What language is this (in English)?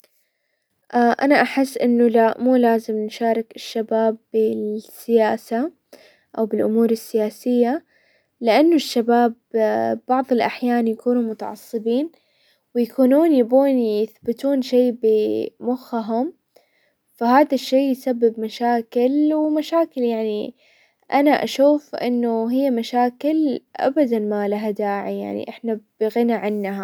Hijazi Arabic